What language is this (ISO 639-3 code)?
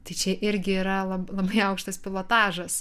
lit